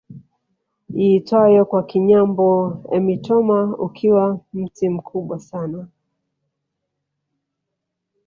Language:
Swahili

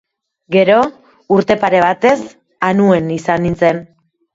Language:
Basque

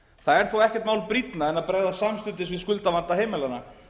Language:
Icelandic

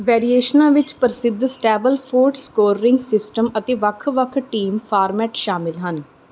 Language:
Punjabi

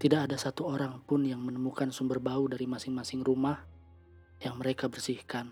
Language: Indonesian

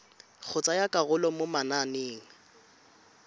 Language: Tswana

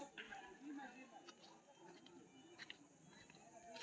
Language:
Maithili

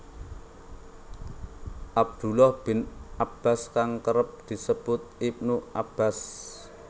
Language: Javanese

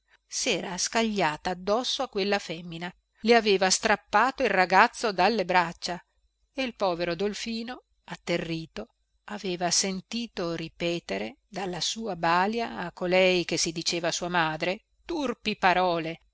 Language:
Italian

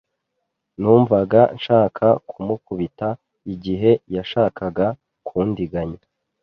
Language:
Kinyarwanda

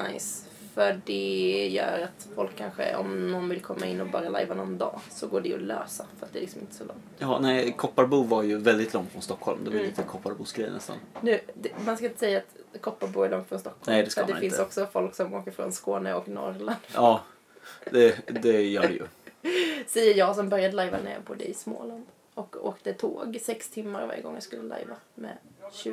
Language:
Swedish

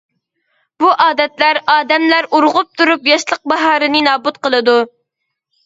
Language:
Uyghur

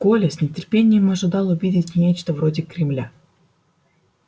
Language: Russian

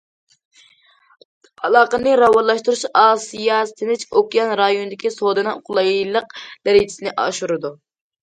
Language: Uyghur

